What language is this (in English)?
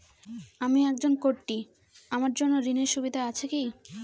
Bangla